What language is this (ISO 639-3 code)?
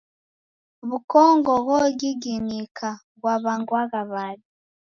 dav